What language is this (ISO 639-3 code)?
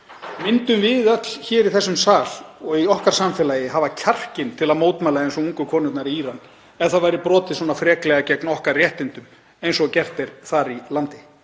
isl